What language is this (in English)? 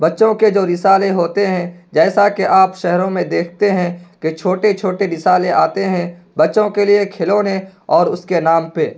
Urdu